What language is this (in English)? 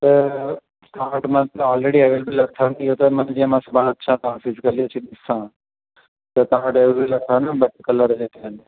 Sindhi